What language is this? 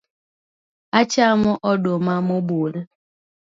Luo (Kenya and Tanzania)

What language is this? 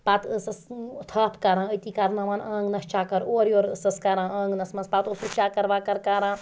Kashmiri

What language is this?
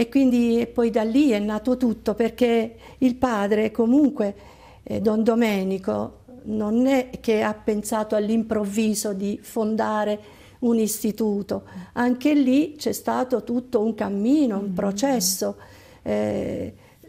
Italian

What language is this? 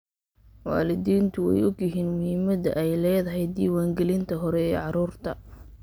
Somali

